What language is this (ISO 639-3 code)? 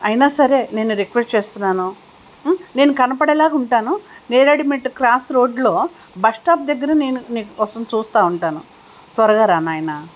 tel